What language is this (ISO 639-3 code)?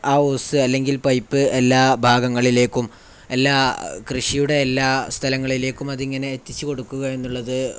mal